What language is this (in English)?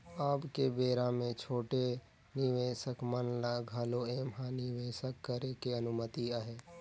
Chhattisgarhi